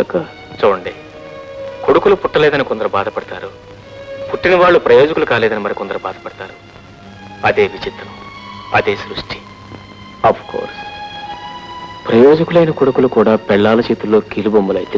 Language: Indonesian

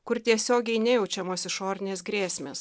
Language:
Lithuanian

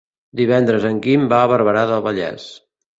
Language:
Catalan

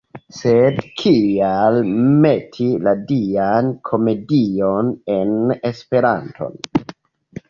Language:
Esperanto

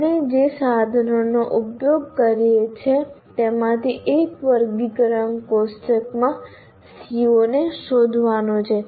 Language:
Gujarati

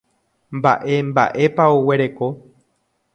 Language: Guarani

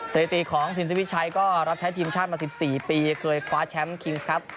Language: Thai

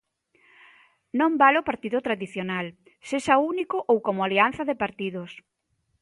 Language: Galician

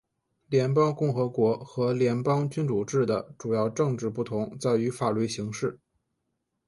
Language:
Chinese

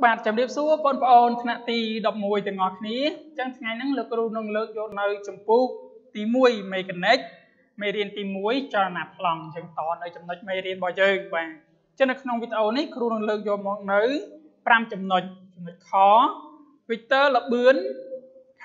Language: Thai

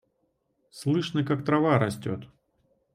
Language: Russian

